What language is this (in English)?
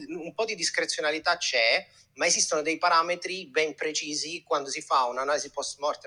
Italian